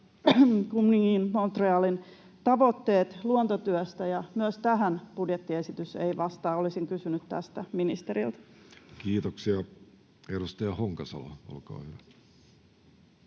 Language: Finnish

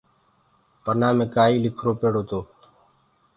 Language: Gurgula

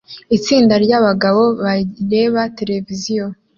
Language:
Kinyarwanda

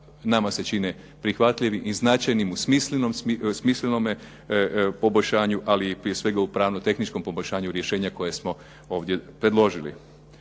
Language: Croatian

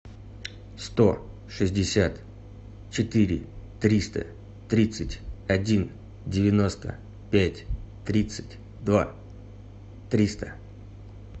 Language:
Russian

